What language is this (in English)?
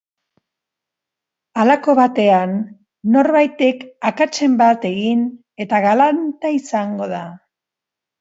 Basque